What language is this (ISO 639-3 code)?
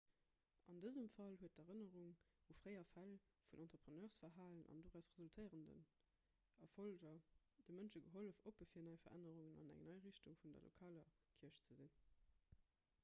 ltz